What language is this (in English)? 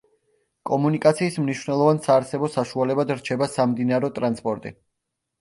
Georgian